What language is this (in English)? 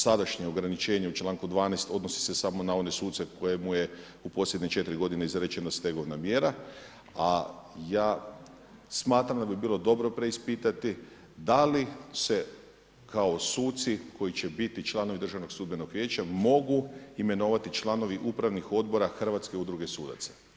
Croatian